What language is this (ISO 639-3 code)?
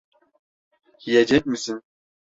tur